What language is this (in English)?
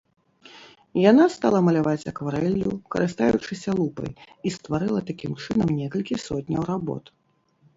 Belarusian